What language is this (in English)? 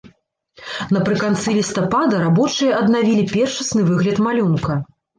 Belarusian